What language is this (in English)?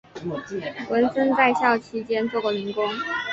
Chinese